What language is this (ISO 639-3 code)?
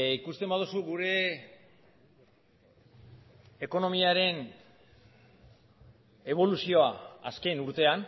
eus